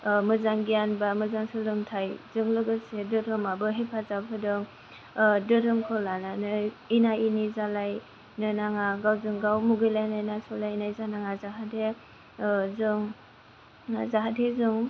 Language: Bodo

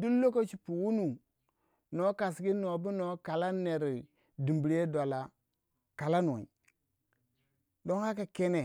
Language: Waja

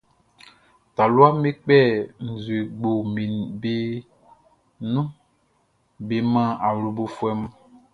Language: Baoulé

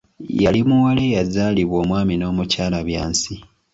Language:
Ganda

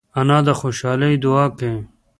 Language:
Pashto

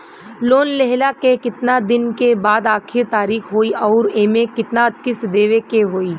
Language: Bhojpuri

